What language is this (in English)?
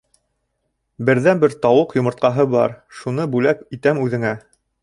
Bashkir